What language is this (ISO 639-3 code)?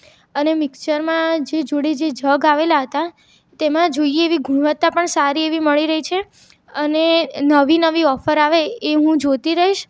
guj